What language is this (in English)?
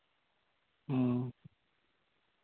Santali